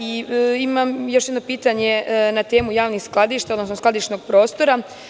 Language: Serbian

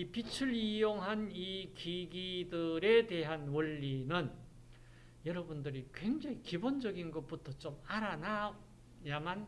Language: Korean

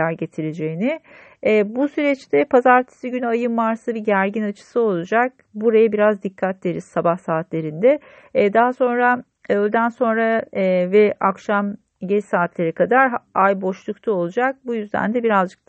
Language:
Turkish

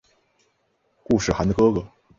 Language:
Chinese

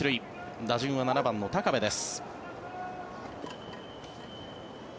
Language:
Japanese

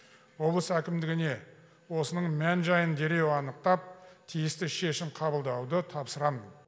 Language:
Kazakh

